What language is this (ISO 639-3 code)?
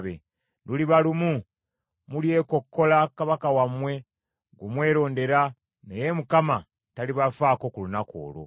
lug